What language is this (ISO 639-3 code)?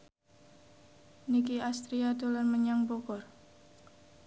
jav